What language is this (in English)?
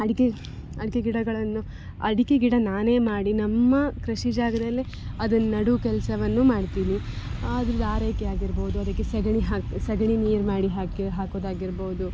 Kannada